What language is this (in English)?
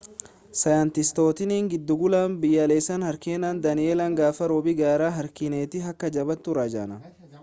Oromo